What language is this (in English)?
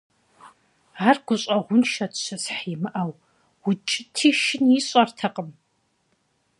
Kabardian